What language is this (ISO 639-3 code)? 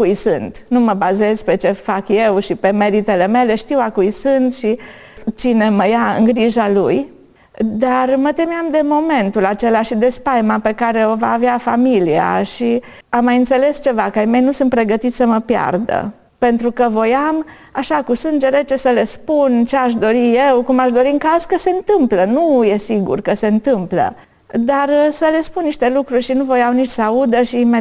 ron